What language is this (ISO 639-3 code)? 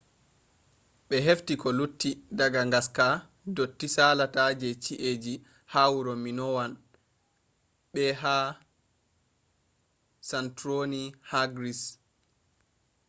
ful